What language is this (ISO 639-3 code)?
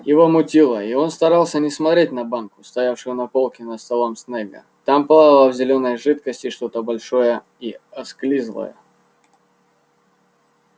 rus